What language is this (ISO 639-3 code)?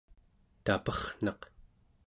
esu